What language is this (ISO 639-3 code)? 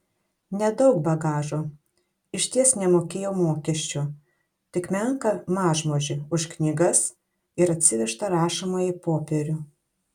lit